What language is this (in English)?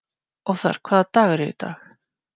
Icelandic